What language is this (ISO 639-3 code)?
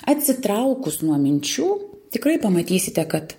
lit